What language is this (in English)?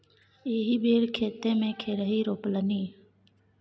Maithili